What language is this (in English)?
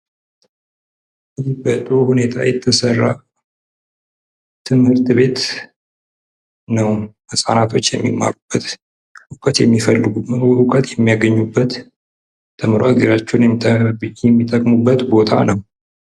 Amharic